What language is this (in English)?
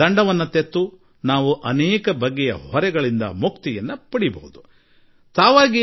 Kannada